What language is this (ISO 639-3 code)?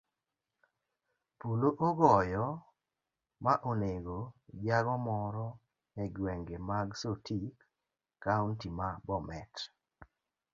luo